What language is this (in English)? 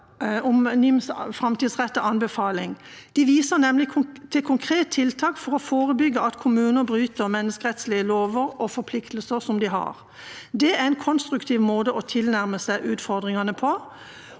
Norwegian